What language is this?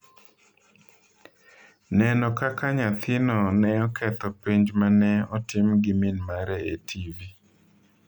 Luo (Kenya and Tanzania)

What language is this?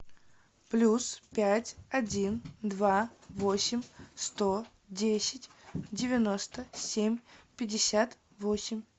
Russian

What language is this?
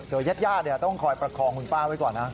Thai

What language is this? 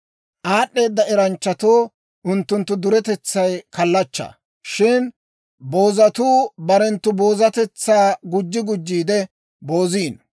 Dawro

